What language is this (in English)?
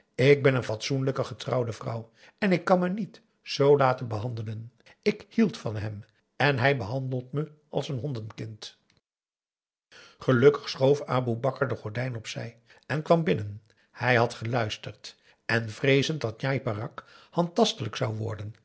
Dutch